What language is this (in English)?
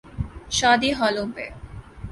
Urdu